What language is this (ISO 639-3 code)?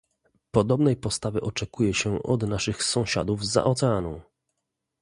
pol